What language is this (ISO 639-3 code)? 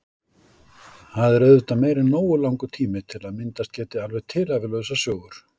isl